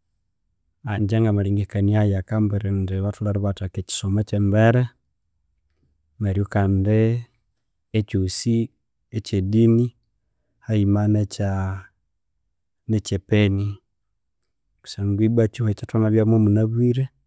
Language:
Konzo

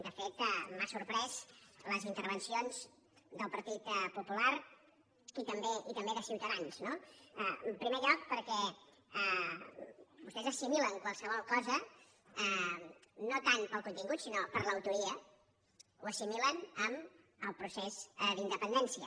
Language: Catalan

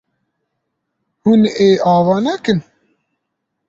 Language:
Kurdish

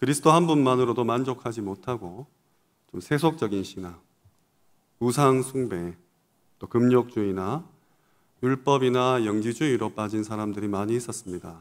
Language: Korean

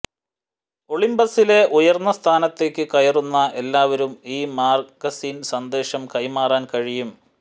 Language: Malayalam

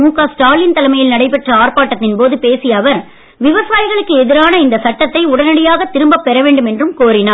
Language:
Tamil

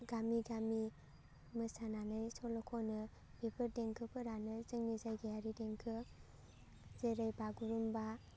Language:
Bodo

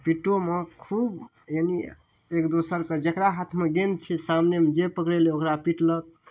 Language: Maithili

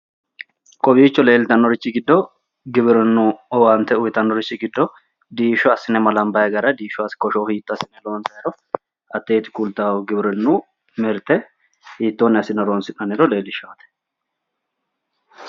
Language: Sidamo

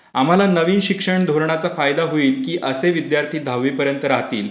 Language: Marathi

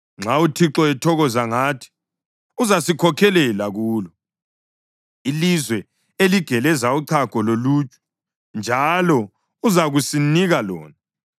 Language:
North Ndebele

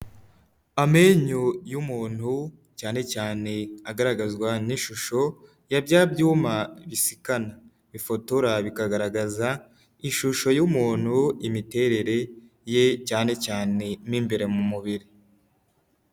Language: Kinyarwanda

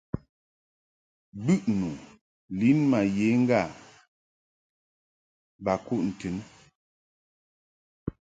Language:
Mungaka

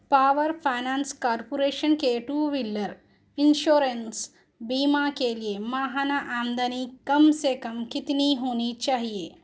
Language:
Urdu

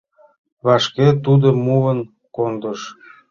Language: Mari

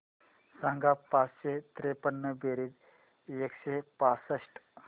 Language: Marathi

